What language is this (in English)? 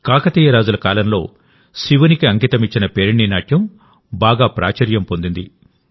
Telugu